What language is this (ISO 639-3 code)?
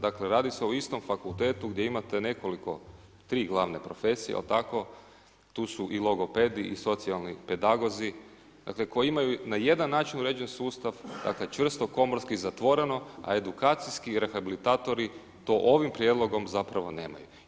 hrv